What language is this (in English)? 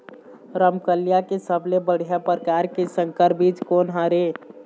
Chhattisgarhi